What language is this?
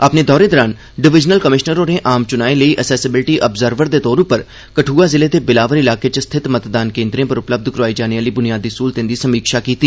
Dogri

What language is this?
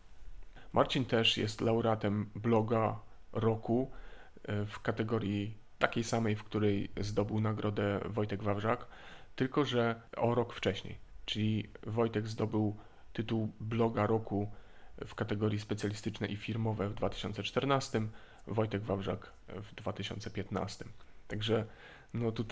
Polish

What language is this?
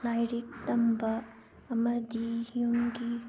Manipuri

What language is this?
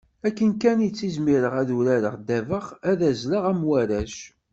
Kabyle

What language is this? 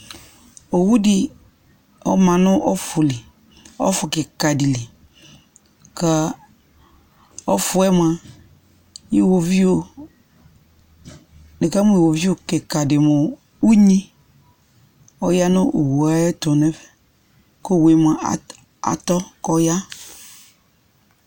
Ikposo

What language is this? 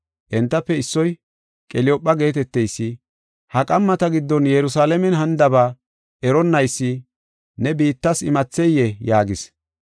Gofa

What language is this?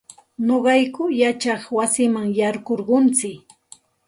Santa Ana de Tusi Pasco Quechua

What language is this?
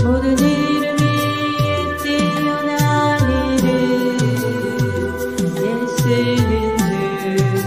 Korean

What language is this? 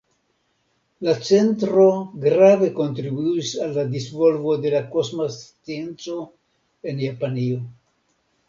Esperanto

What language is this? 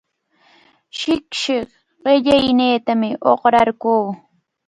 Cajatambo North Lima Quechua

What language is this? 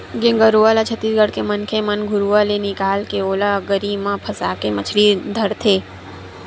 Chhattisgarhi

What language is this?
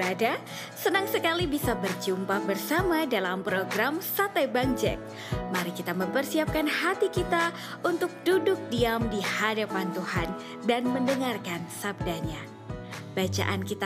Indonesian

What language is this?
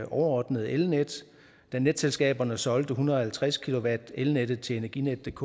Danish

